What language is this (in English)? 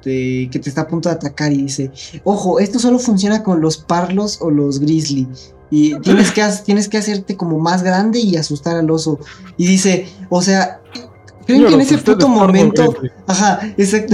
Spanish